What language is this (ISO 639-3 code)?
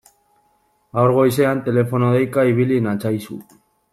eus